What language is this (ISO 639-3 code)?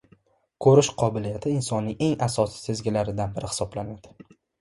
uzb